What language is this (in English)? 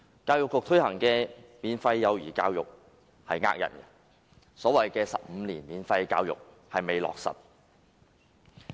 Cantonese